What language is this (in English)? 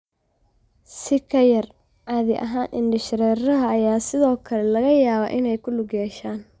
Somali